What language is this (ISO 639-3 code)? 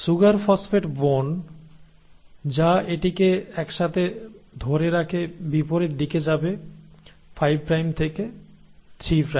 ben